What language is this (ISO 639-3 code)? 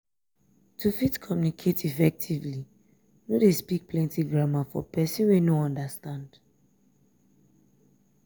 pcm